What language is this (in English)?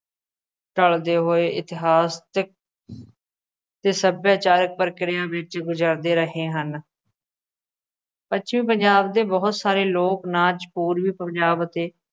Punjabi